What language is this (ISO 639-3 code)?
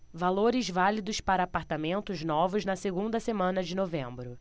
por